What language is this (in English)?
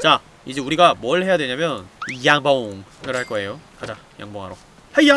Korean